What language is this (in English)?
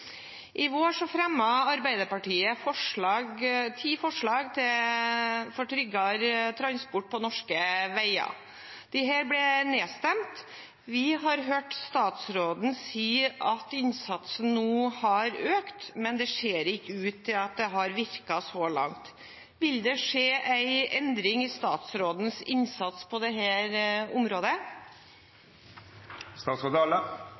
Norwegian